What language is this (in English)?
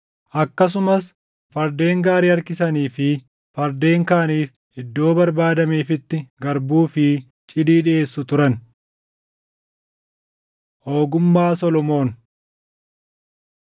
Oromo